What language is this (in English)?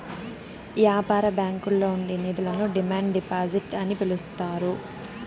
Telugu